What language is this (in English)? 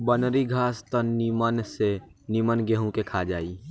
Bhojpuri